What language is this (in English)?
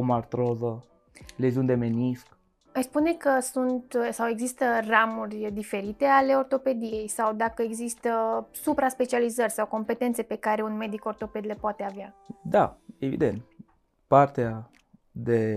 Romanian